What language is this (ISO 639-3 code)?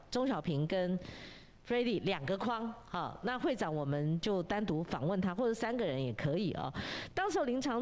zho